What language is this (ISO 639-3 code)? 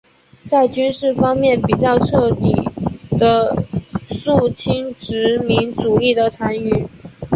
zho